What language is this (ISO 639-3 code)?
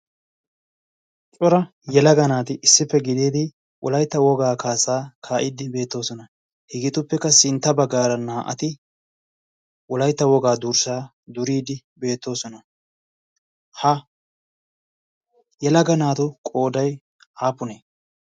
wal